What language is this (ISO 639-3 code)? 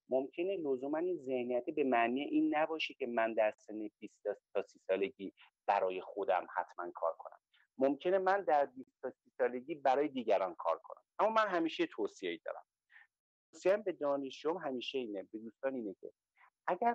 fas